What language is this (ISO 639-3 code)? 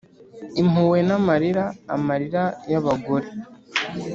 kin